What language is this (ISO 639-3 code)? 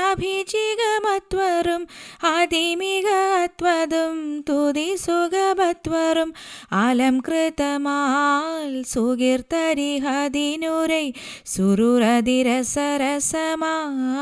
mal